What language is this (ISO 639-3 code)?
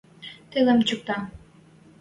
mrj